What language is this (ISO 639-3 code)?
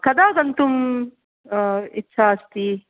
san